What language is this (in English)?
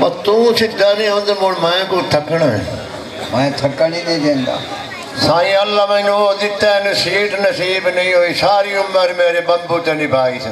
Punjabi